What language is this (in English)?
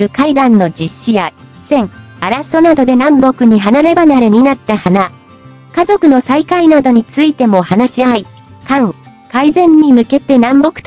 Japanese